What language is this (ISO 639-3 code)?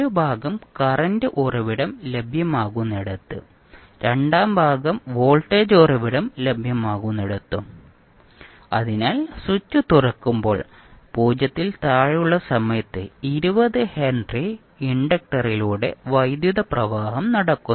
mal